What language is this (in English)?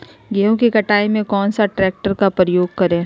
Magahi